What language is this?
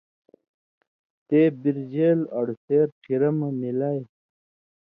Indus Kohistani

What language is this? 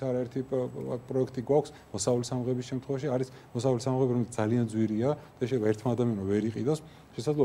Romanian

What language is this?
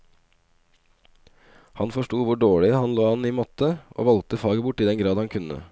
Norwegian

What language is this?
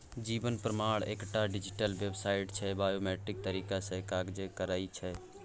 Maithili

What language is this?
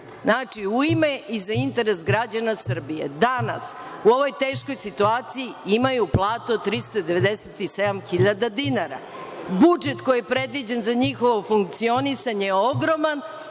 Serbian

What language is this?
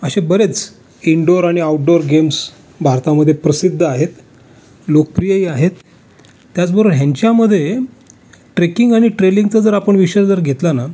Marathi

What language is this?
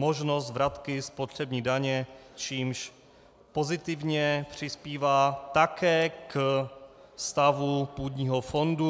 Czech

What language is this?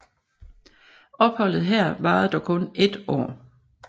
Danish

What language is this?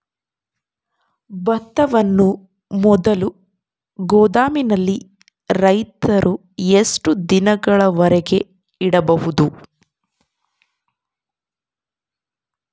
Kannada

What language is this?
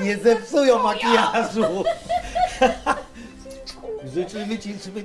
Polish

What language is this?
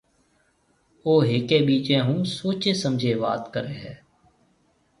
Marwari (Pakistan)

